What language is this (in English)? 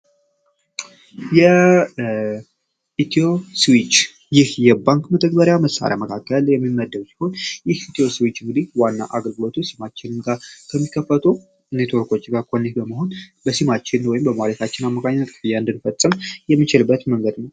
Amharic